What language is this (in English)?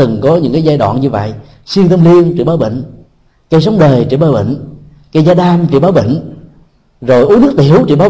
Vietnamese